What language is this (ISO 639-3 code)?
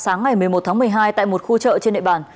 vie